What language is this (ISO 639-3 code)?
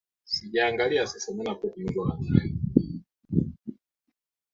swa